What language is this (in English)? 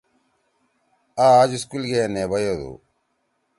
Torwali